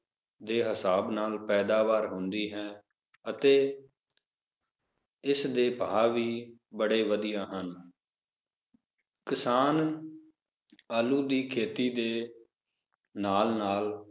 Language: Punjabi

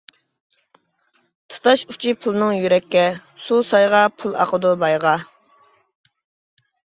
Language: Uyghur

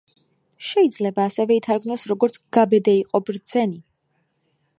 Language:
Georgian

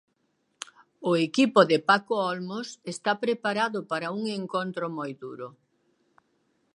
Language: Galician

